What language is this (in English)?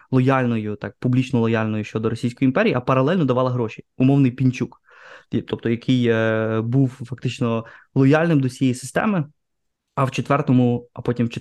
Ukrainian